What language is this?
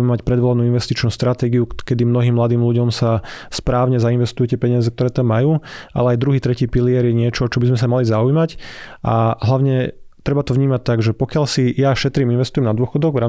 Slovak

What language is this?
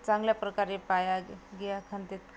Marathi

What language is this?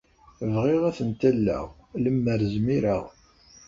Kabyle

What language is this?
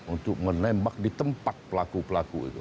Indonesian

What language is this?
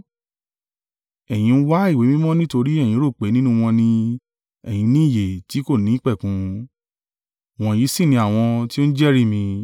Yoruba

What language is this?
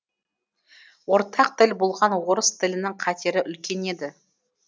Kazakh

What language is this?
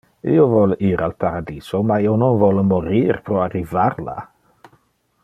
Interlingua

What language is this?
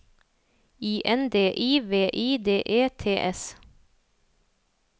Norwegian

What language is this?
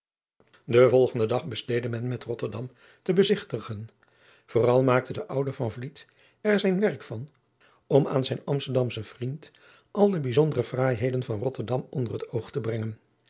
Dutch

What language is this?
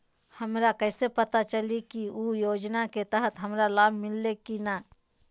Magahi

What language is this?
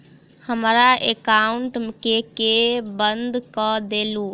Maithili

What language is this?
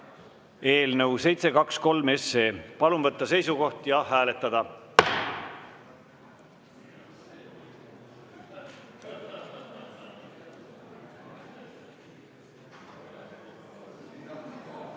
Estonian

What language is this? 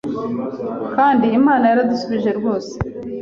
Kinyarwanda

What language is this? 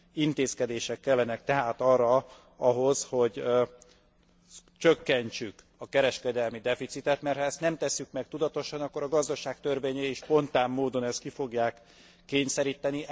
Hungarian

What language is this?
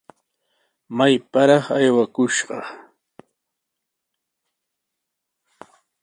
Sihuas Ancash Quechua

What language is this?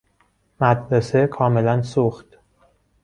Persian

